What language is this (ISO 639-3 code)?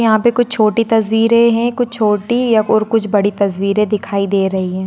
mag